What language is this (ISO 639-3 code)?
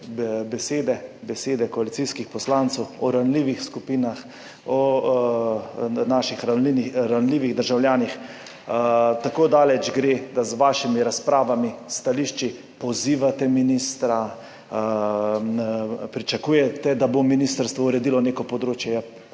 slv